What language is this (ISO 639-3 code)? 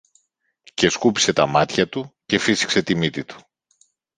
ell